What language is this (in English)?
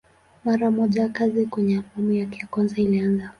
Swahili